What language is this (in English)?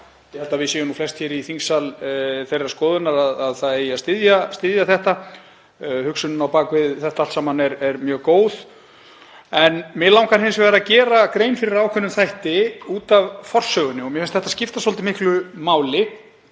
Icelandic